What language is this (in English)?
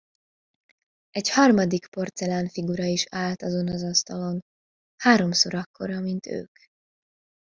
Hungarian